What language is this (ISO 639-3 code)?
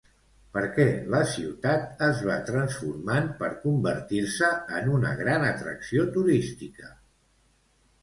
cat